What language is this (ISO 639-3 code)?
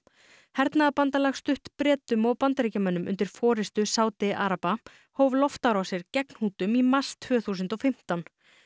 isl